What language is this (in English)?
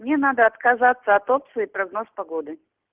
Russian